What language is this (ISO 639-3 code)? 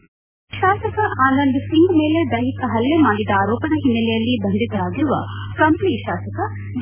kan